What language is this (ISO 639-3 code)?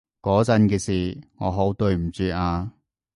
yue